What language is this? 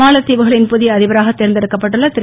Tamil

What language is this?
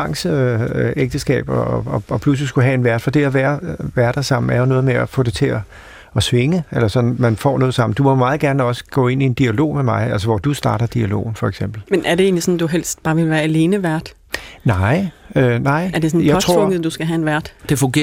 Danish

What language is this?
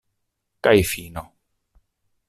Esperanto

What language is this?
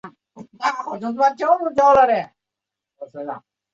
Chinese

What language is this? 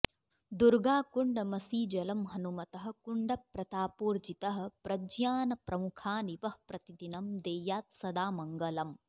Sanskrit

